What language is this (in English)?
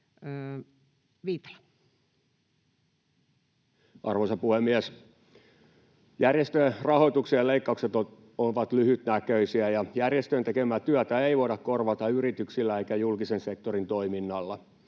Finnish